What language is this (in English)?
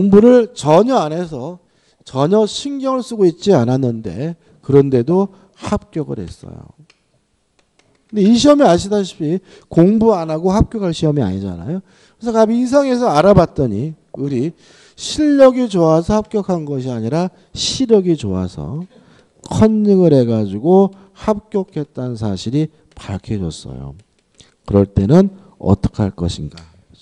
Korean